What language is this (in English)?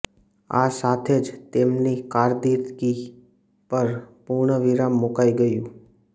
Gujarati